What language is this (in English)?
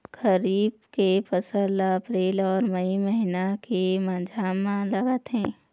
Chhattisgarhi